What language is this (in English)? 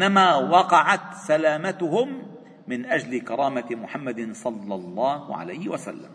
Arabic